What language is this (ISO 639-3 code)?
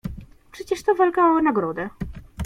pol